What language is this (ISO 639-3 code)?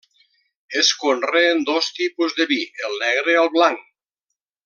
cat